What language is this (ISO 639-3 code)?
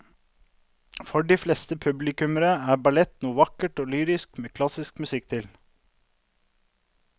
nor